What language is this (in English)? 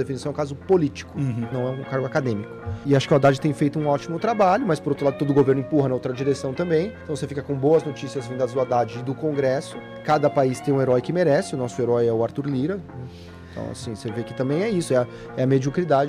Portuguese